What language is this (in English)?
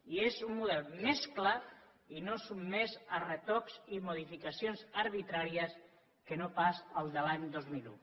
Catalan